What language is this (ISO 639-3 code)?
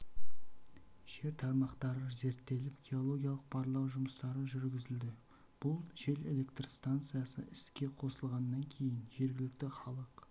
kaz